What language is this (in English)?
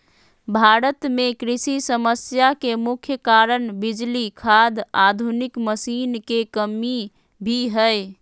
Magahi